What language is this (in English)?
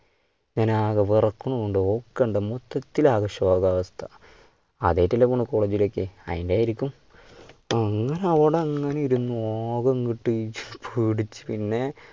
Malayalam